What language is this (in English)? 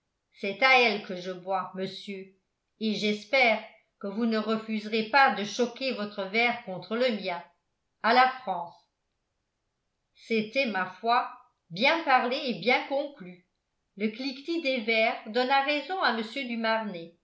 French